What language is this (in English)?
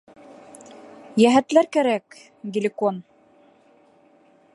Bashkir